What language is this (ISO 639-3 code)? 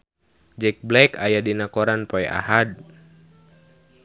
sun